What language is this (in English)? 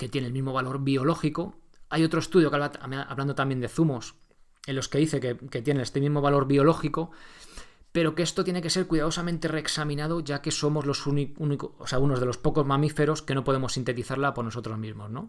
Spanish